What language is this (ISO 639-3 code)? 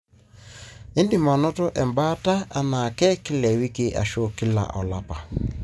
mas